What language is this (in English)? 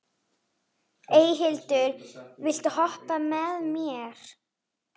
Icelandic